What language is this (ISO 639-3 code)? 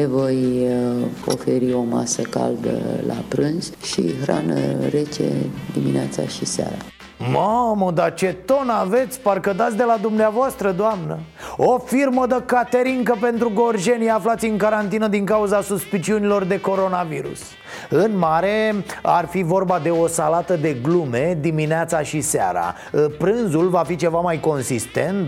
ron